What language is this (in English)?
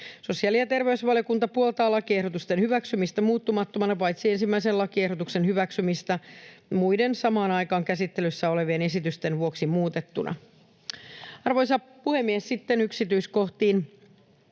Finnish